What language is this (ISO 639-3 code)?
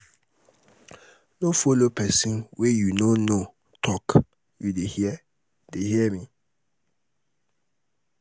pcm